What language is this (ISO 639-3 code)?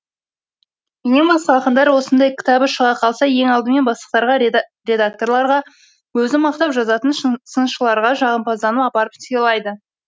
kaz